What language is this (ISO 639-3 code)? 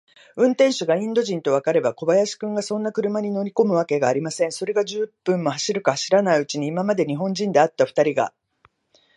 jpn